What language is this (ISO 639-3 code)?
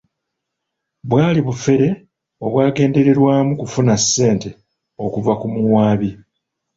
lug